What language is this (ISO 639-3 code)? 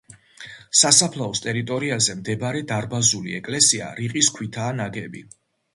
kat